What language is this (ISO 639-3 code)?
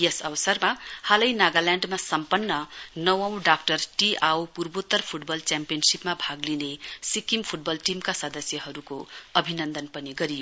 nep